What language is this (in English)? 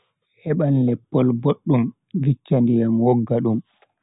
Bagirmi Fulfulde